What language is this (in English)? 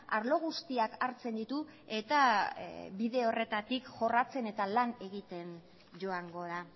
Basque